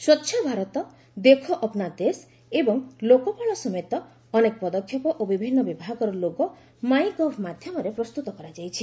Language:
Odia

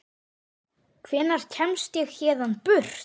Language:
Icelandic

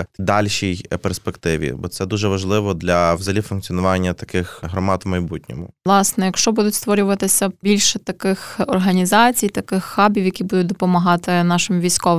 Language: Ukrainian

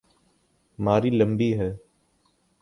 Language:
Urdu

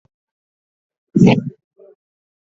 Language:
Swahili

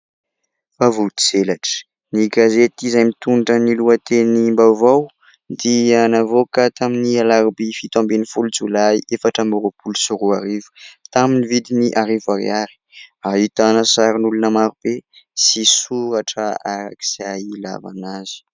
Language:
Malagasy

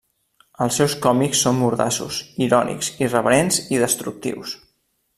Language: Catalan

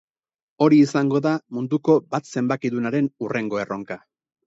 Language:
Basque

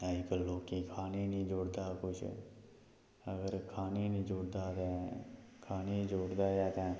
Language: Dogri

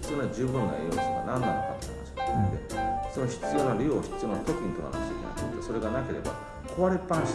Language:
Japanese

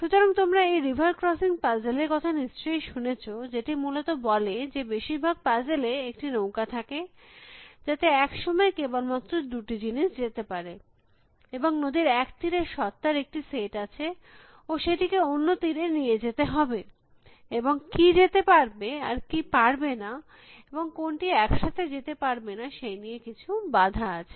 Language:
Bangla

